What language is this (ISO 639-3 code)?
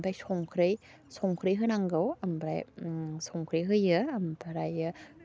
brx